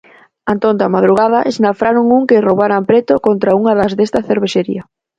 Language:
Galician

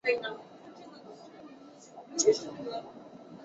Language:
Chinese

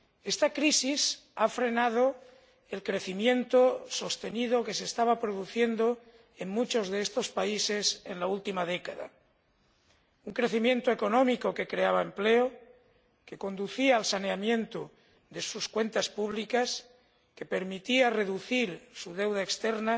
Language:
Spanish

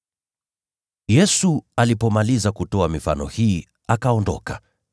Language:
Swahili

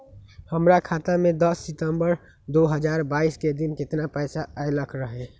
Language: Magahi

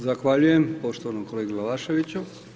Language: Croatian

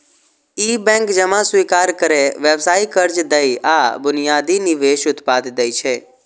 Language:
Maithili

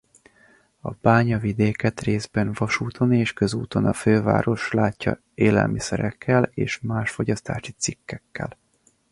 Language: Hungarian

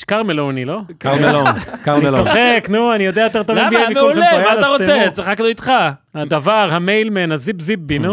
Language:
Hebrew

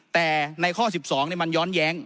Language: Thai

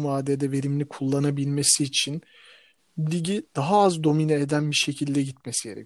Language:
Turkish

